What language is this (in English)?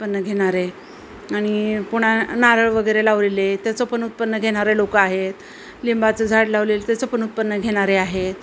Marathi